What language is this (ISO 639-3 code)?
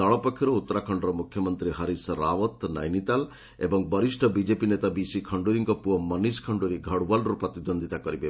ori